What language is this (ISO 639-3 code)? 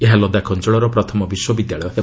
ori